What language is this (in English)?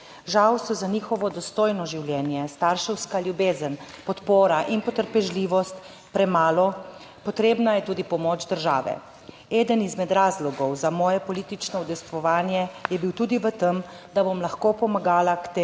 Slovenian